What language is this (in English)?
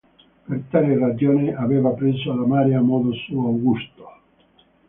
Italian